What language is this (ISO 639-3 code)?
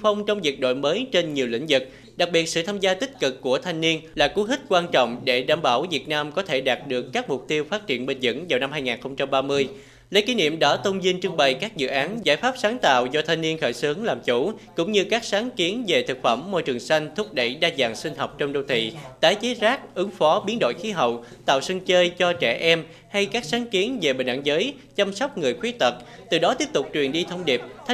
vie